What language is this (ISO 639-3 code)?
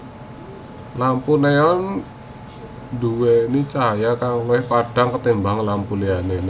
jav